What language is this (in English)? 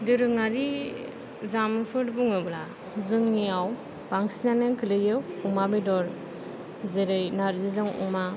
Bodo